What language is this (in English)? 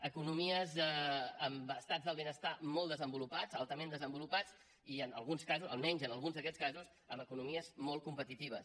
Catalan